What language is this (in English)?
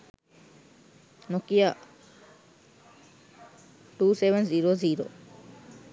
Sinhala